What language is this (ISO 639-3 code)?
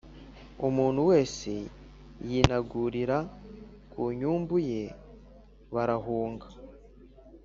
kin